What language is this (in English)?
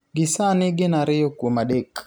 Luo (Kenya and Tanzania)